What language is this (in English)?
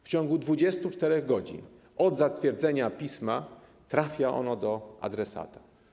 Polish